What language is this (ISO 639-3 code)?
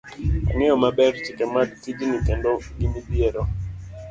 luo